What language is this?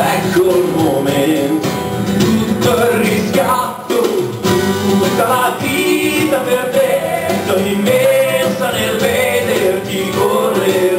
Italian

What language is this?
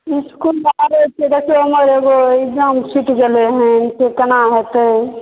Maithili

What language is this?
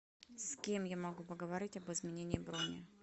Russian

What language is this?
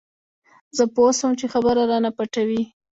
Pashto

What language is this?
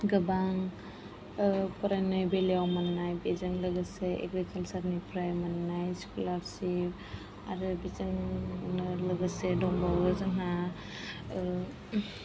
Bodo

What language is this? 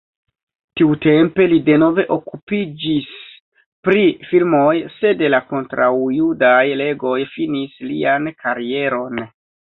Esperanto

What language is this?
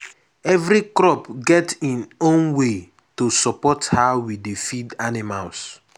Nigerian Pidgin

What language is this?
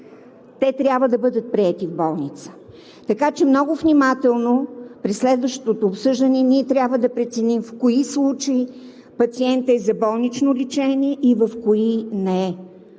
Bulgarian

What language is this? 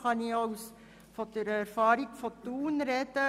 Swiss German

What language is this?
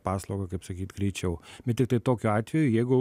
Lithuanian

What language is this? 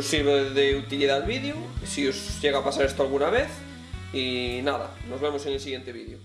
Spanish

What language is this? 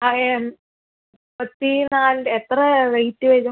Malayalam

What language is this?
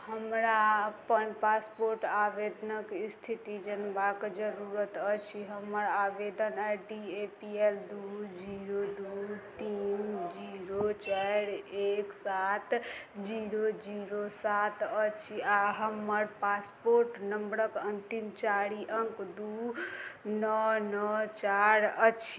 Maithili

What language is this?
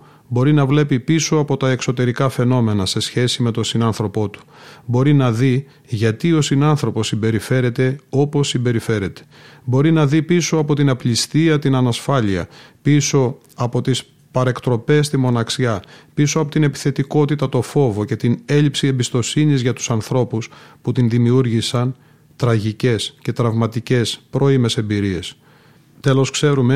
Greek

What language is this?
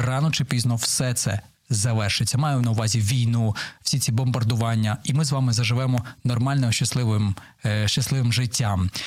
Ukrainian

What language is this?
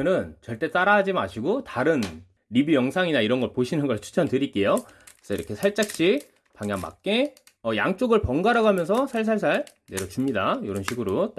Korean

